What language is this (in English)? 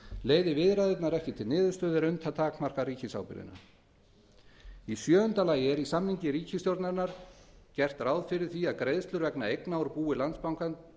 Icelandic